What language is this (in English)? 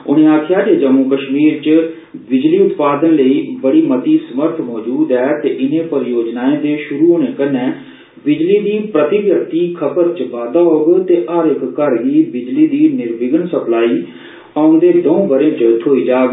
Dogri